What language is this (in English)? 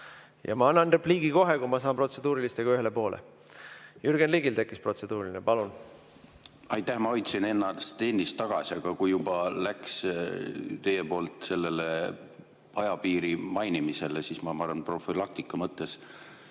Estonian